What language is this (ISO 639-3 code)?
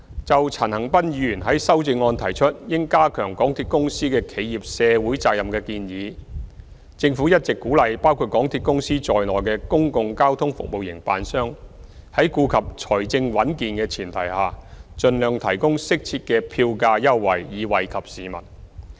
yue